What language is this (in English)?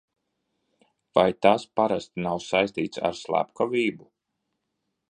Latvian